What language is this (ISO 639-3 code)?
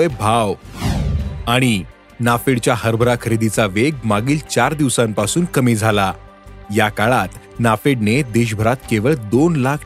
mar